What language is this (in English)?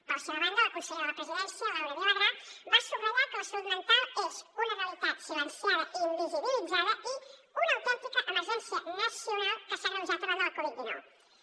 Catalan